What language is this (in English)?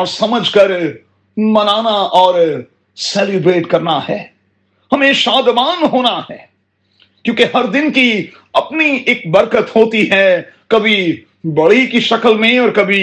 Urdu